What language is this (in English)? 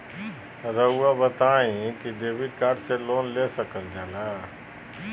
Magahi